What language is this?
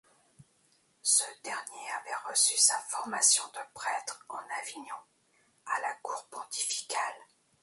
French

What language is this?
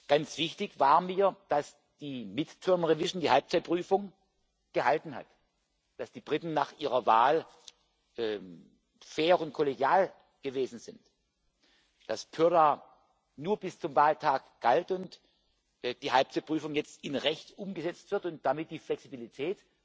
German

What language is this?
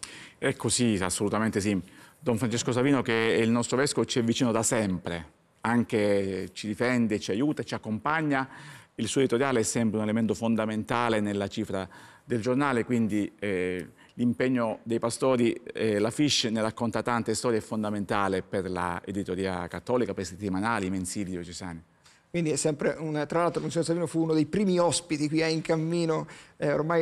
Italian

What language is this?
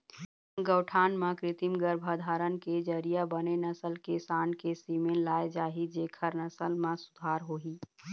Chhattisgarhi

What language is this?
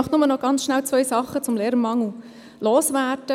Swiss German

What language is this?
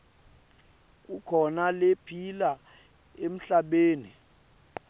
Swati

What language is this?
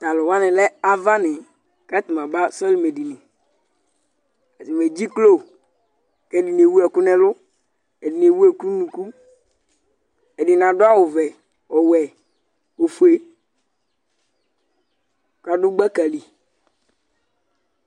Ikposo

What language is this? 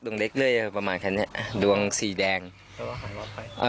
Thai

